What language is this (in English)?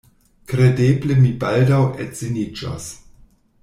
Esperanto